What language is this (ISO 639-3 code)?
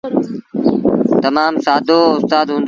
sbn